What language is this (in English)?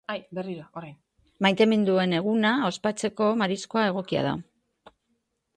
Basque